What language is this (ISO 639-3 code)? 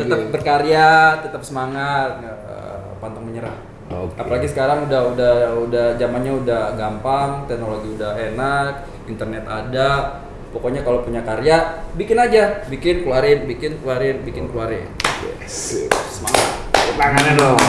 ind